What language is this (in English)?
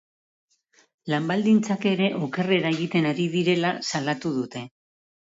Basque